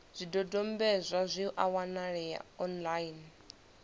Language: Venda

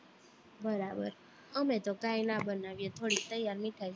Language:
Gujarati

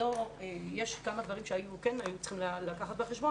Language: Hebrew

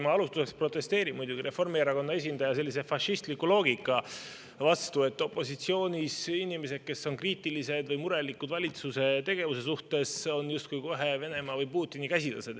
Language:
Estonian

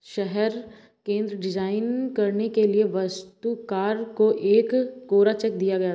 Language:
Hindi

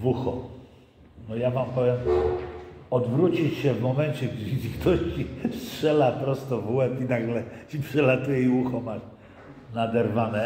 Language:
Polish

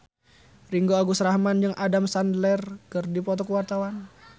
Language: Sundanese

